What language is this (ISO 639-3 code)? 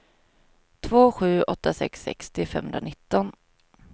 swe